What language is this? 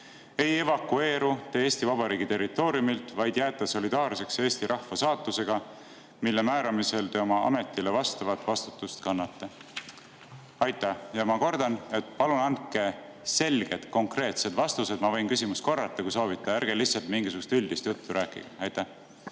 Estonian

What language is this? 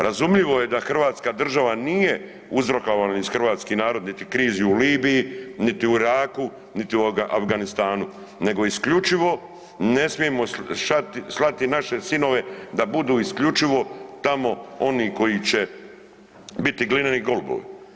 Croatian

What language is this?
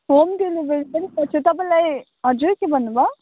Nepali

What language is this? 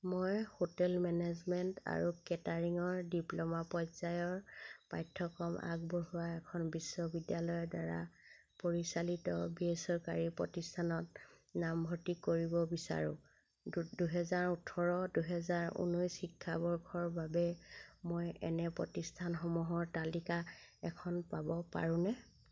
Assamese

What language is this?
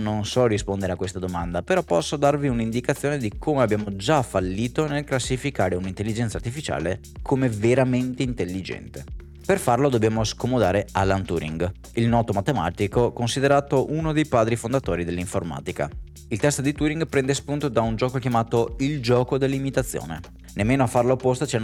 Italian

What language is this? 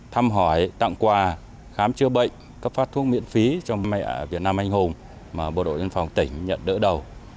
Vietnamese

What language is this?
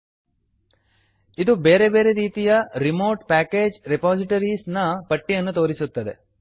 Kannada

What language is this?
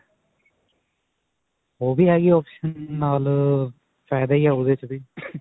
Punjabi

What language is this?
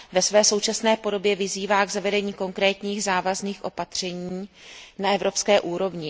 Czech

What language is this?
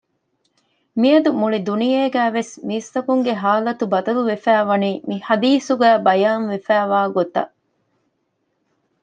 Divehi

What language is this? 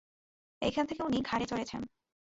Bangla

